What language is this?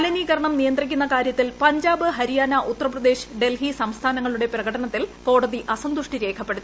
Malayalam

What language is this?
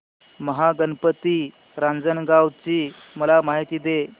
Marathi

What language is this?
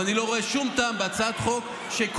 Hebrew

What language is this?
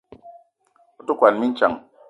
Eton (Cameroon)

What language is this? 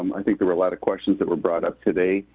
English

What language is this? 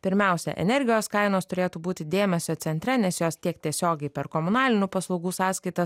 Lithuanian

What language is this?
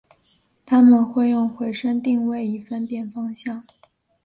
Chinese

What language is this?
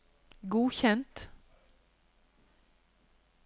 Norwegian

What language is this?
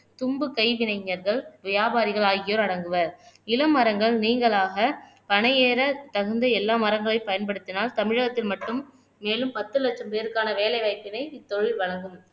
Tamil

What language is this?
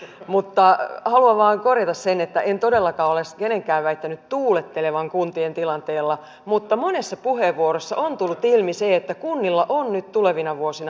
Finnish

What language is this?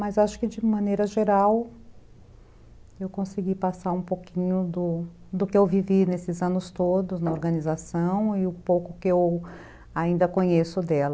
Portuguese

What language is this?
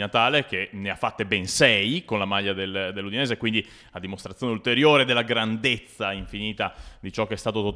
Italian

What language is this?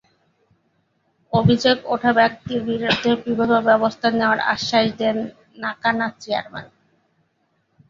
Bangla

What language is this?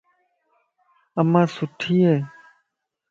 Lasi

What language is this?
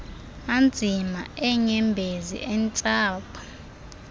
Xhosa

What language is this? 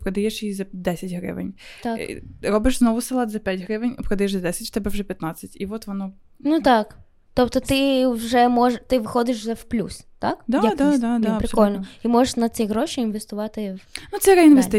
Ukrainian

